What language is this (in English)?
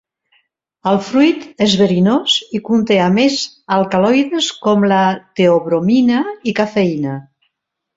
Catalan